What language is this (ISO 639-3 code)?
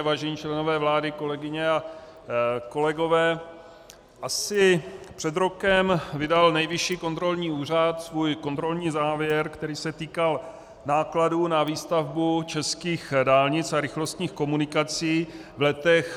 ces